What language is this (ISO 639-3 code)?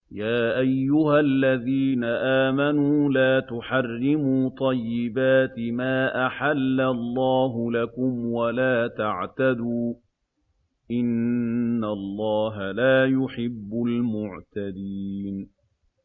ara